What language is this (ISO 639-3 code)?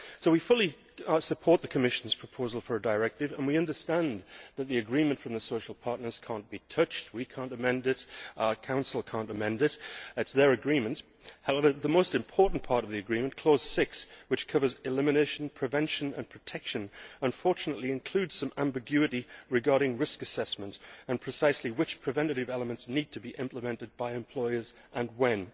eng